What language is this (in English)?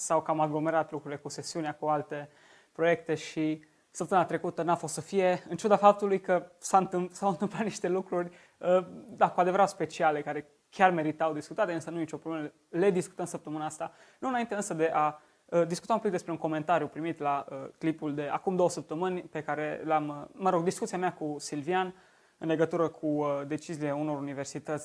Romanian